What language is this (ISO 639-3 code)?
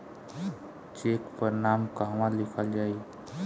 bho